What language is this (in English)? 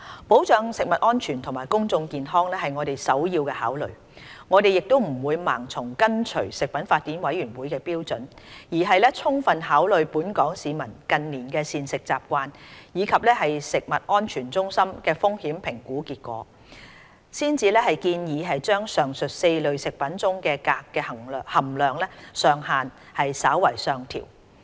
Cantonese